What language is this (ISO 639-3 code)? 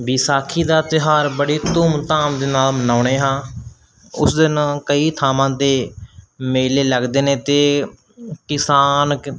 pan